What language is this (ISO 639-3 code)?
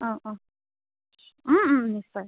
asm